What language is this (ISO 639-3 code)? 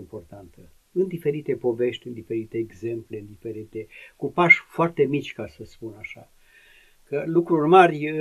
ron